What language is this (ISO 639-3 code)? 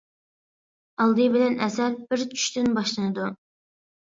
uig